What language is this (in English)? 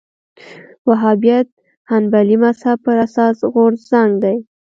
Pashto